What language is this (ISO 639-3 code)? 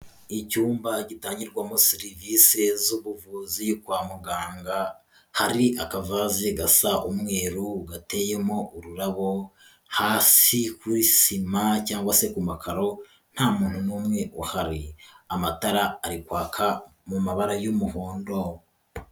kin